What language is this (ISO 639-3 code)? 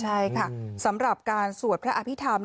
tha